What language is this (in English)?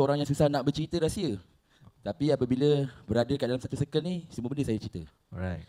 Malay